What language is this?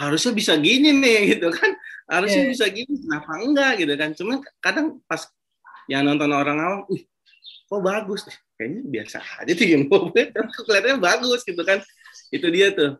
Indonesian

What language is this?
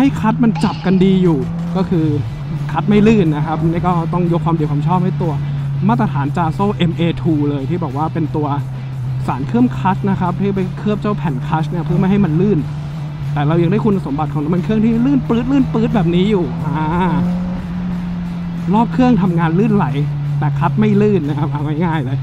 Thai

